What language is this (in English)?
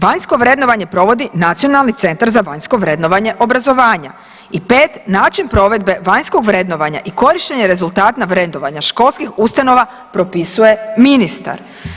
Croatian